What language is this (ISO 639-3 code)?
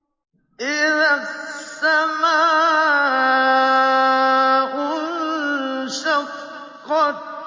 ara